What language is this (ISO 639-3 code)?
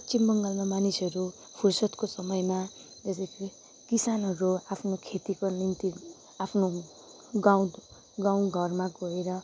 nep